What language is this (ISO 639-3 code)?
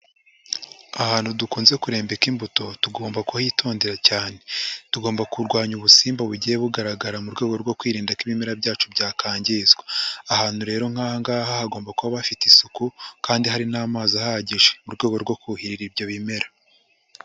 kin